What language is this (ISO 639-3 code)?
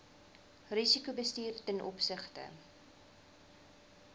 afr